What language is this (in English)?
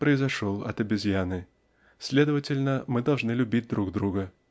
Russian